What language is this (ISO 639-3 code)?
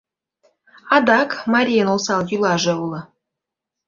chm